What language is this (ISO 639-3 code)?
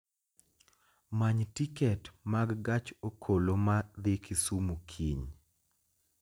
luo